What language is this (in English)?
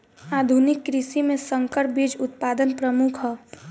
Bhojpuri